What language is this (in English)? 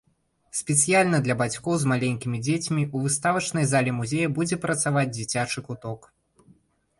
Belarusian